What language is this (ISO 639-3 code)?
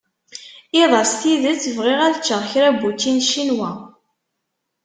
kab